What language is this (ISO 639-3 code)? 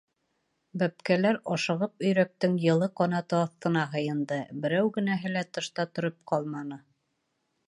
bak